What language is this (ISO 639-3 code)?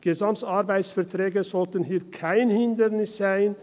gsw